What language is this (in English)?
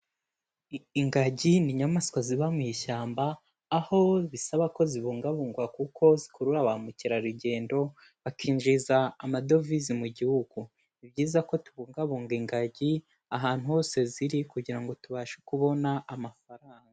Kinyarwanda